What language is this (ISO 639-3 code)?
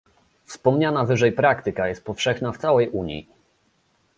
pol